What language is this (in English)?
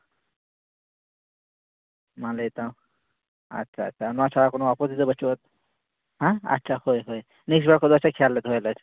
Santali